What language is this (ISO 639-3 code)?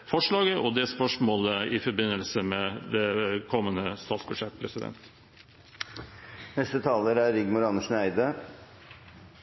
nob